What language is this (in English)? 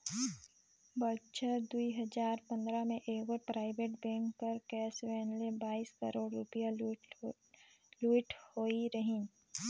Chhattisgarhi